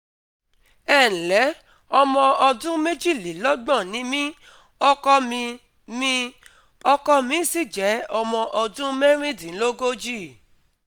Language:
Yoruba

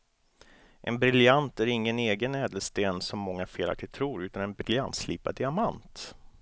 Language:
Swedish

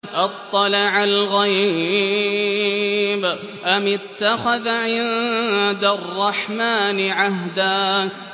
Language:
Arabic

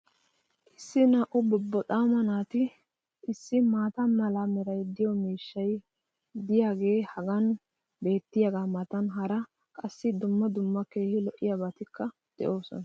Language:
Wolaytta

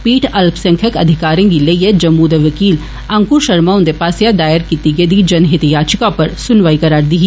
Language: Dogri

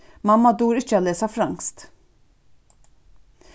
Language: Faroese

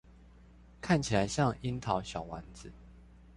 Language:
Chinese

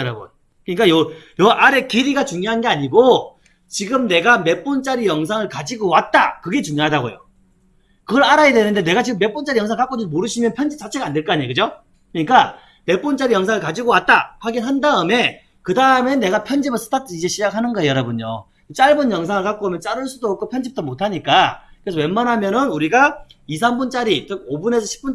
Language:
Korean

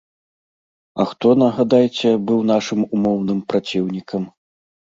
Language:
Belarusian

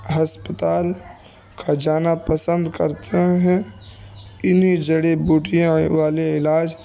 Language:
Urdu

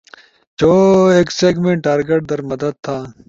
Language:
Ushojo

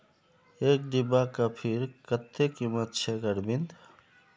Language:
Magahi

